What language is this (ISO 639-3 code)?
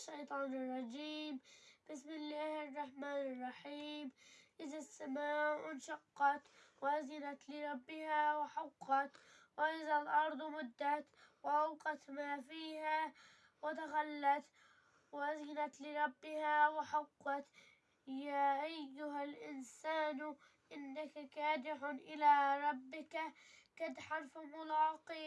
ara